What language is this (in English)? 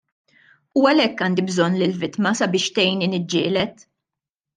Maltese